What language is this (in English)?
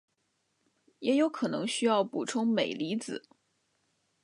Chinese